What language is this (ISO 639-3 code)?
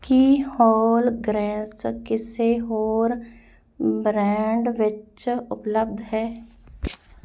pan